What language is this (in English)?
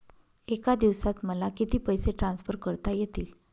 Marathi